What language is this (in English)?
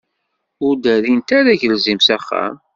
Kabyle